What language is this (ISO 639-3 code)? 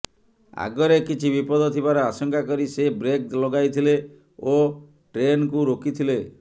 ori